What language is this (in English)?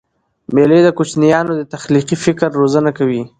Pashto